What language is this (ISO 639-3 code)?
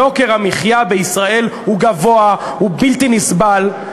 heb